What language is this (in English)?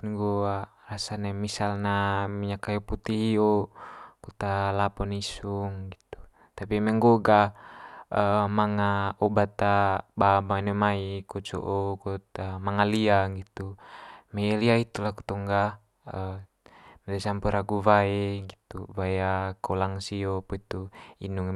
Manggarai